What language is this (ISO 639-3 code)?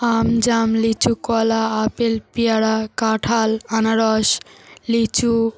ben